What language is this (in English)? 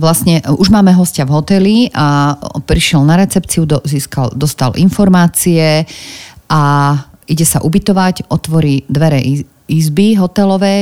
Slovak